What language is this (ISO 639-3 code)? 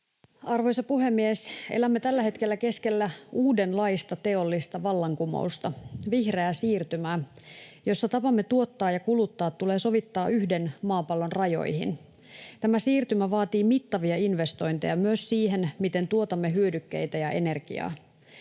fin